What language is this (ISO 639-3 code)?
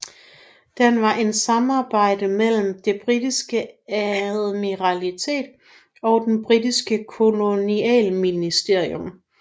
dan